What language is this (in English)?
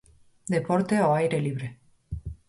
Galician